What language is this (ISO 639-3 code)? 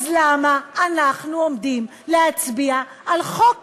heb